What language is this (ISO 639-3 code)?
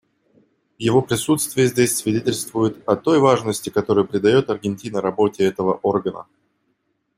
rus